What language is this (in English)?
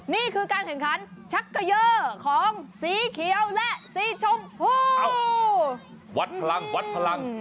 Thai